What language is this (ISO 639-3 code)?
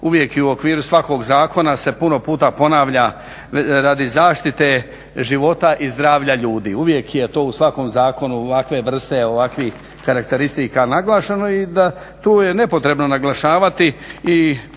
hrv